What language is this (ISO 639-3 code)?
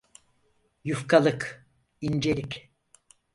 tur